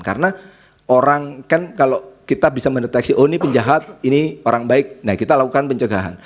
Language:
Indonesian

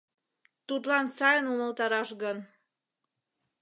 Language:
Mari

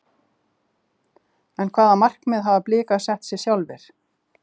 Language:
Icelandic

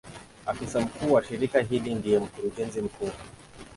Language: Swahili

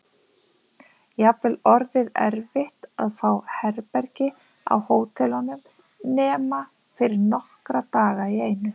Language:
Icelandic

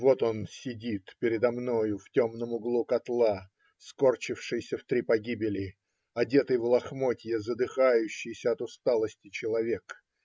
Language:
Russian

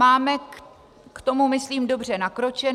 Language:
Czech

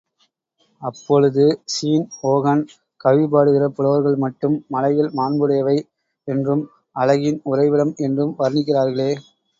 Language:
Tamil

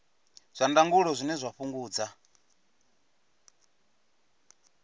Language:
Venda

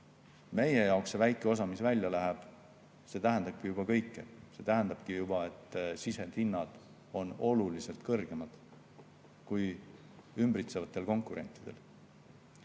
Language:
Estonian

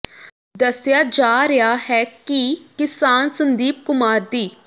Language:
Punjabi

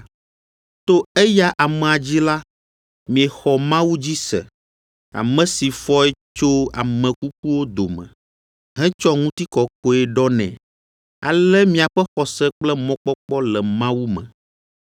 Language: Ewe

